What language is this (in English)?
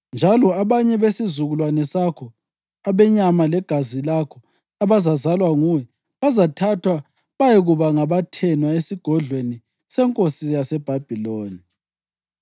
North Ndebele